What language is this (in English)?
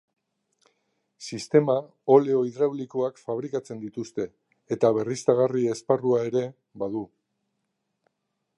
Basque